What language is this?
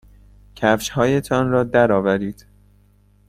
Persian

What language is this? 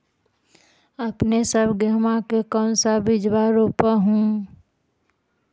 Magahi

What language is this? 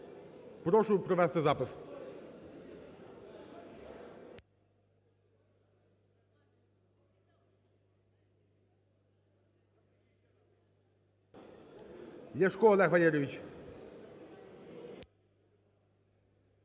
Ukrainian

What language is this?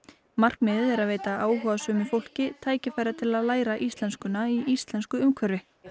Icelandic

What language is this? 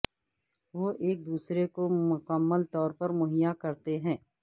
Urdu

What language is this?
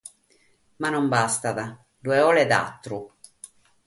Sardinian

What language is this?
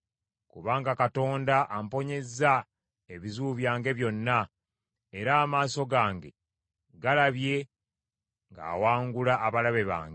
Ganda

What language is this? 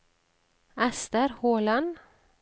Norwegian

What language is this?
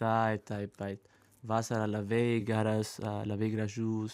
Lithuanian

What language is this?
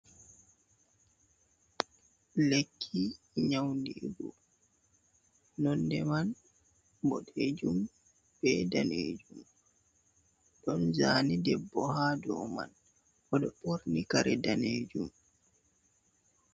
Fula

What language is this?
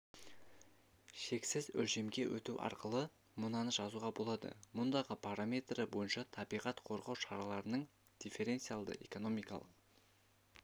Kazakh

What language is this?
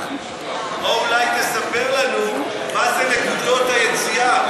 Hebrew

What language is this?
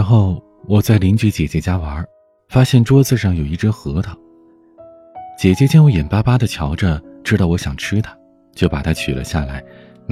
Chinese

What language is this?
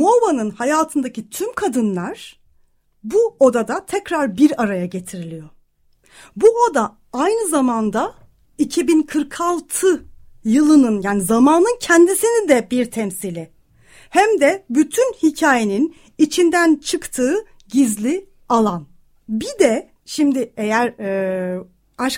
Turkish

